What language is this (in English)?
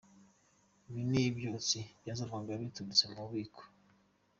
Kinyarwanda